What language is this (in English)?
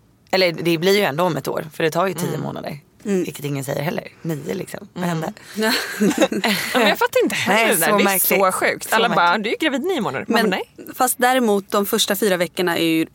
Swedish